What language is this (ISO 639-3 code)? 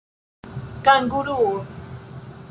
epo